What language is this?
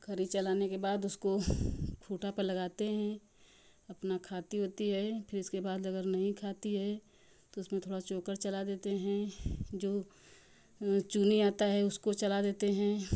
Hindi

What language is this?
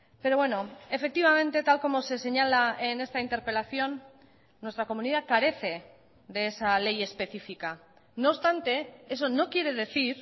Spanish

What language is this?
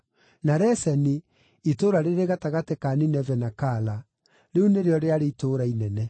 Kikuyu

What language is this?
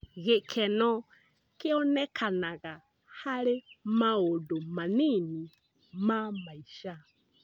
Kikuyu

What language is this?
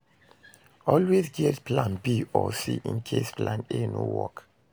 Nigerian Pidgin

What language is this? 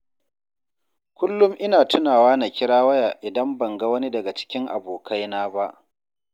Hausa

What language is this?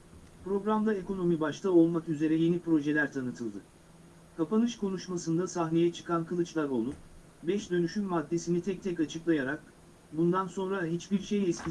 Turkish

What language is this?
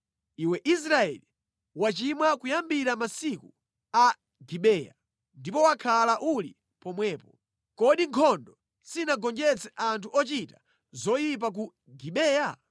Nyanja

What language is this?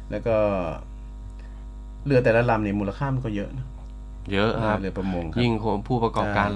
Thai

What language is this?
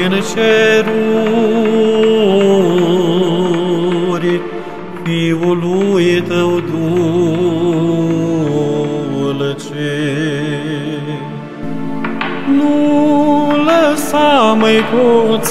Romanian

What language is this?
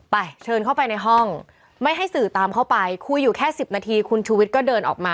Thai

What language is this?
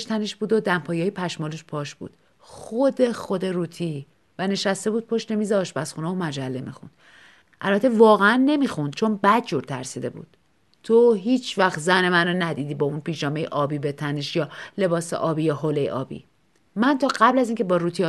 Persian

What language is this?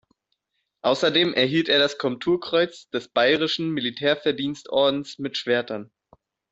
German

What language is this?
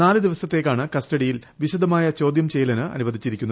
Malayalam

